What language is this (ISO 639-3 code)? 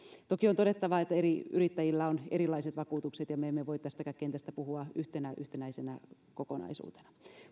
fin